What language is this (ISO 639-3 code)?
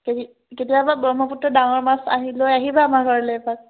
asm